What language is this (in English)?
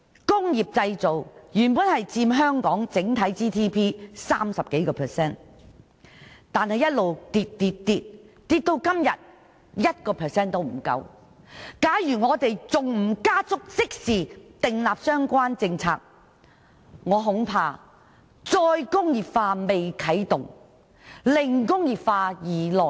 Cantonese